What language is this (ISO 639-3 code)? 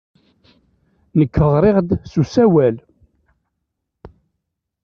kab